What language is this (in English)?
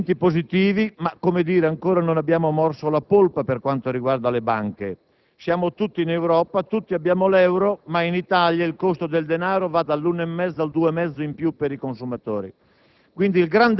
Italian